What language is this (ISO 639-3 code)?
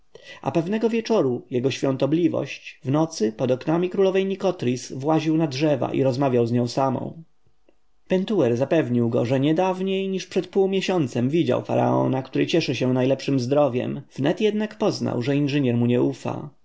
pol